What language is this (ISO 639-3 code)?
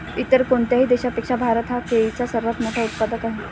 mar